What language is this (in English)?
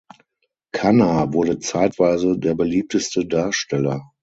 German